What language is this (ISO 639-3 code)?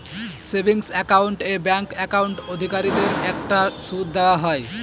ben